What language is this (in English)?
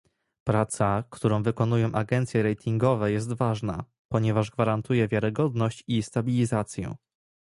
Polish